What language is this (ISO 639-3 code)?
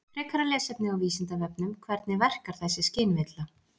isl